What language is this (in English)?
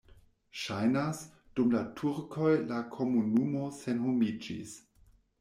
Esperanto